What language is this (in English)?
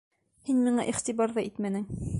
Bashkir